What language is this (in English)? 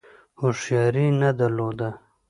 Pashto